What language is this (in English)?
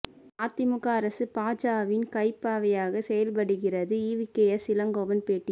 Tamil